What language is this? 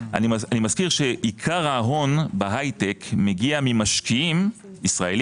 Hebrew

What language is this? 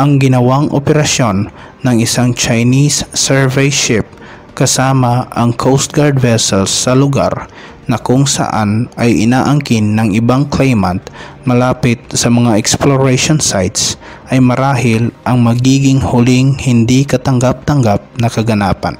Filipino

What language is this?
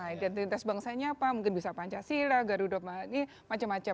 Indonesian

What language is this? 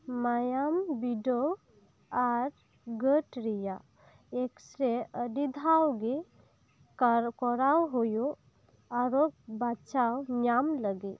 Santali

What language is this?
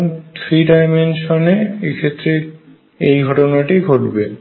Bangla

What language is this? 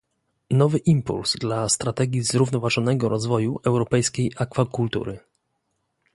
Polish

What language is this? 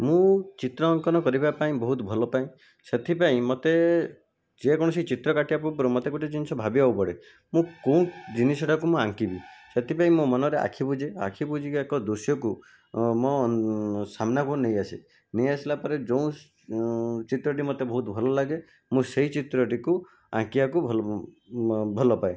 Odia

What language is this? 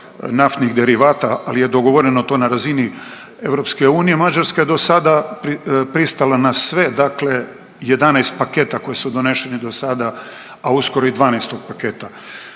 Croatian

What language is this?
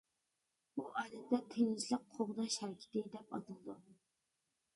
Uyghur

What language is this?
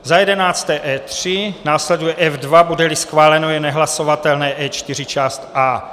Czech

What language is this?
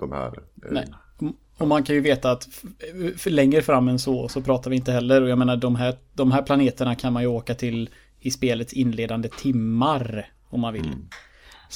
Swedish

